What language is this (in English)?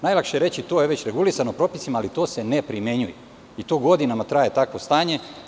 Serbian